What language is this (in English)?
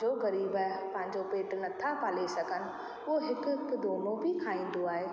Sindhi